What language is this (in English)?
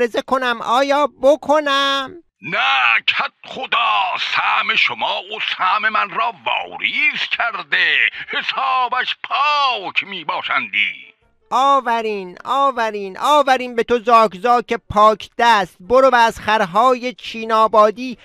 Persian